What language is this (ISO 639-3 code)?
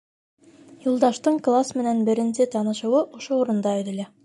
bak